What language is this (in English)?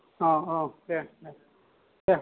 Bodo